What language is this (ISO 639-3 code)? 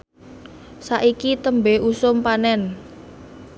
jav